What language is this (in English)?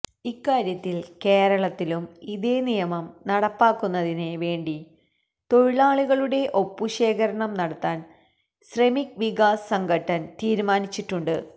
Malayalam